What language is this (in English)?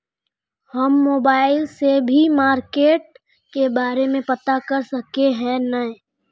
Magahi